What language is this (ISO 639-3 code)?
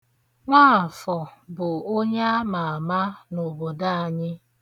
ibo